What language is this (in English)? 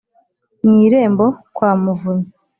Kinyarwanda